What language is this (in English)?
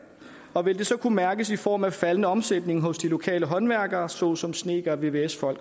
Danish